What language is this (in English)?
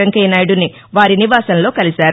Telugu